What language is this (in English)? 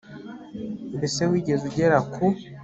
Kinyarwanda